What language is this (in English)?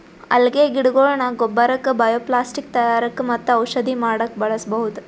Kannada